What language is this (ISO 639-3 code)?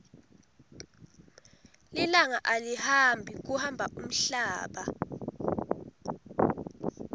ssw